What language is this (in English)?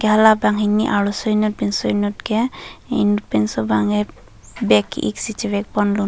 Karbi